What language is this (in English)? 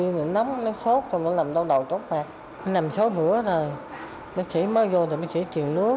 Vietnamese